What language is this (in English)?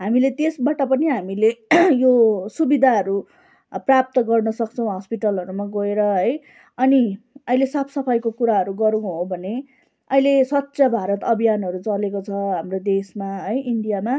Nepali